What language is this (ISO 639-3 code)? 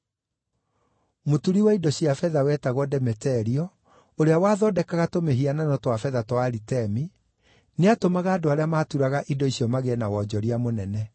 kik